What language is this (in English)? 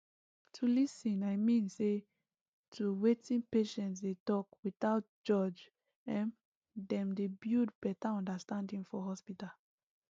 Nigerian Pidgin